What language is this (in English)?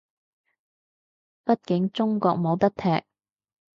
Cantonese